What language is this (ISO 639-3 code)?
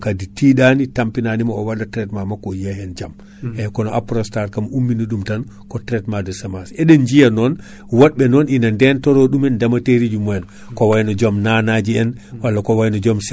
ful